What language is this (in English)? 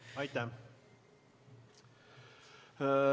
Estonian